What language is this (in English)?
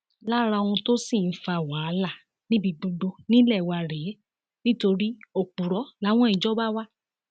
Yoruba